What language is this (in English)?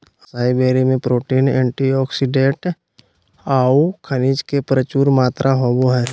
Magahi